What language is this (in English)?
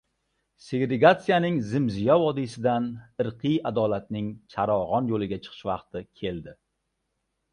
Uzbek